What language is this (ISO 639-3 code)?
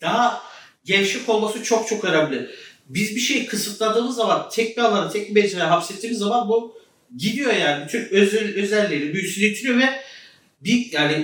tur